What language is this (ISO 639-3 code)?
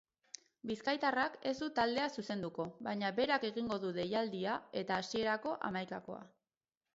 eus